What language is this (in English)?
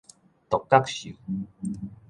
Min Nan Chinese